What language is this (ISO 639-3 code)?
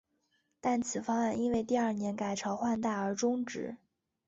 zho